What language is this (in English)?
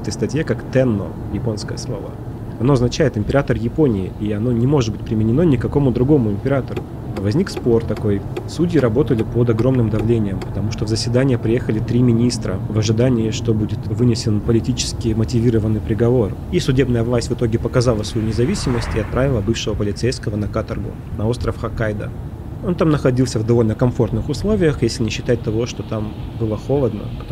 Russian